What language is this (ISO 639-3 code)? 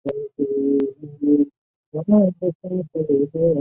zho